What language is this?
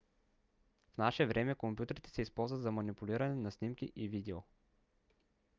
Bulgarian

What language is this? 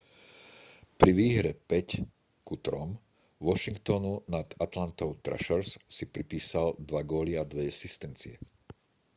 Slovak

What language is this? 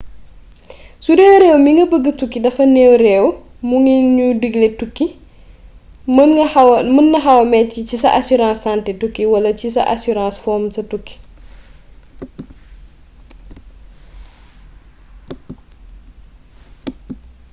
Wolof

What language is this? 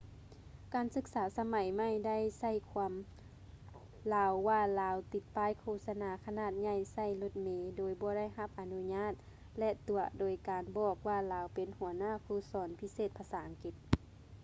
Lao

